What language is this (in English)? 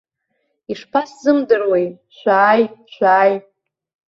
Abkhazian